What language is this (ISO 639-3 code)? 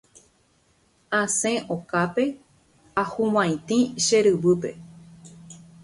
grn